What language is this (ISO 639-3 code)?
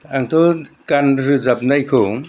brx